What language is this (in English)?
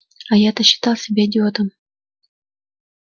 Russian